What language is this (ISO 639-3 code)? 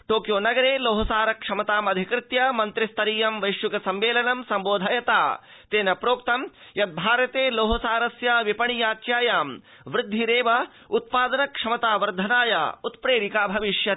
san